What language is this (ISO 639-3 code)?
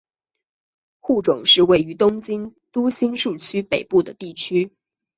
zho